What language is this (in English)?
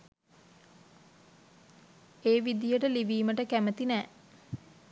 Sinhala